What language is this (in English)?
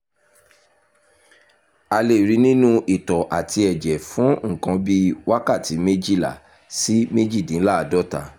Yoruba